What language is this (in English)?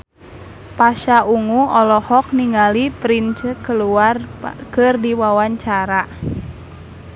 Sundanese